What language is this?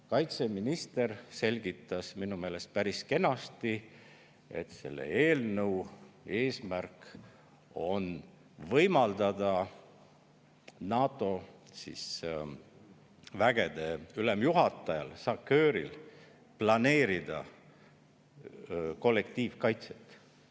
Estonian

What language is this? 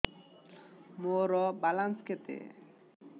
Odia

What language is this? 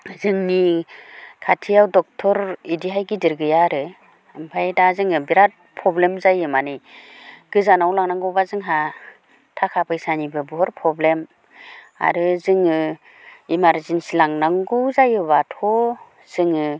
Bodo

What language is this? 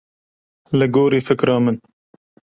Kurdish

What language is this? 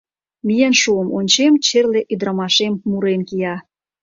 Mari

